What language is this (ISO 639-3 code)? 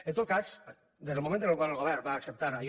cat